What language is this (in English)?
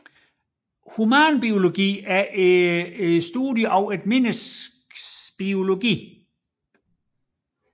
Danish